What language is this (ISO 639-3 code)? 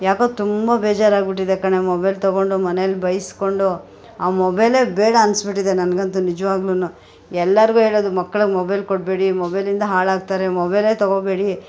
kan